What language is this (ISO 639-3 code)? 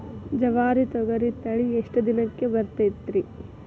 kan